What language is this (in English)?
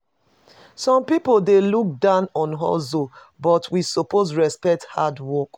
Nigerian Pidgin